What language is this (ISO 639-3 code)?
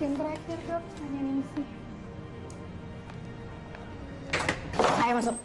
ind